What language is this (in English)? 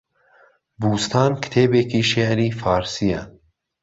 Central Kurdish